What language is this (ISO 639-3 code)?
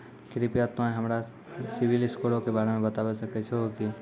mai